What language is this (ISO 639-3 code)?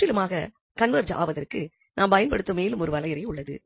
tam